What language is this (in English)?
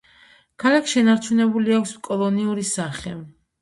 Georgian